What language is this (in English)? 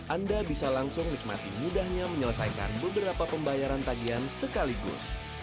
Indonesian